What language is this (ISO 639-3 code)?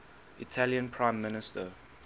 eng